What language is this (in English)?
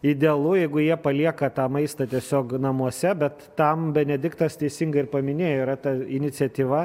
Lithuanian